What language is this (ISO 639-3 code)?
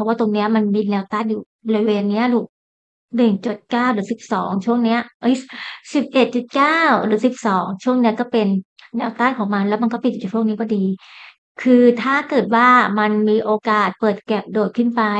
tha